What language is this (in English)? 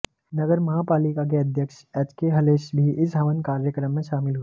Hindi